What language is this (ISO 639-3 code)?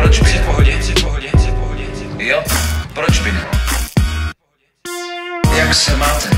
ces